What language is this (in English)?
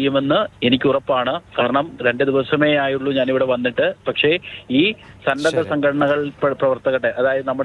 Malayalam